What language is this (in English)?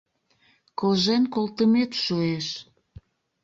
Mari